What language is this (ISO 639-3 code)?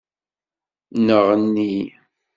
kab